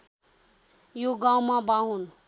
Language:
Nepali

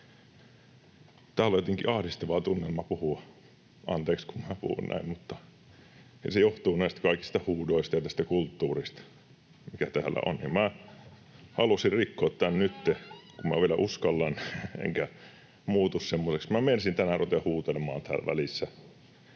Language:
Finnish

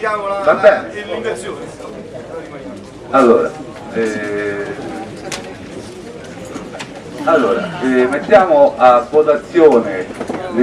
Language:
Italian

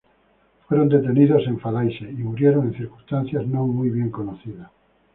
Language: Spanish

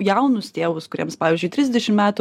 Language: Lithuanian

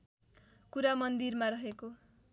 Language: Nepali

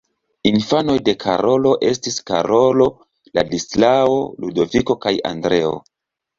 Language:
Esperanto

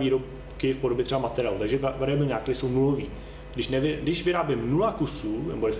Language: Czech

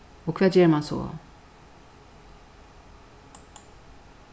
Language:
Faroese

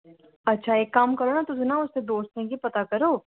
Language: Dogri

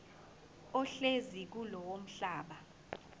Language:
Zulu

